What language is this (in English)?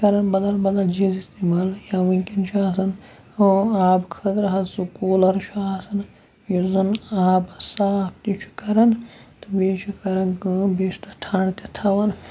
Kashmiri